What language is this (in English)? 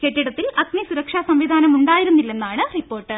Malayalam